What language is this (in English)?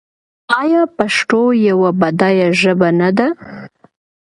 Pashto